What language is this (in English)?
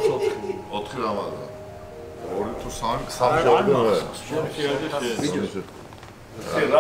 Turkish